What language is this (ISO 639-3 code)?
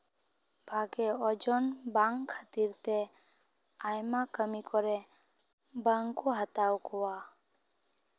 sat